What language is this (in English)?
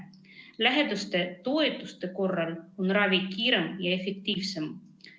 Estonian